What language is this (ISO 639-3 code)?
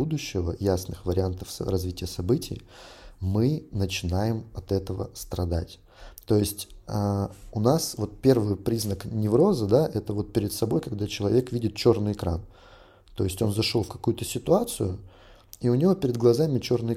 rus